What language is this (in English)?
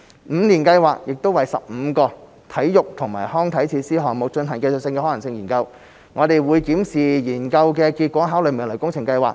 Cantonese